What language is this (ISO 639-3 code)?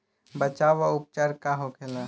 bho